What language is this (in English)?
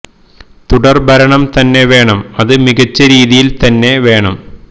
Malayalam